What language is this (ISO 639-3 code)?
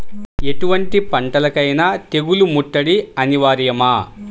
tel